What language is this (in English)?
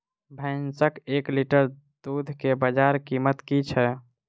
Maithili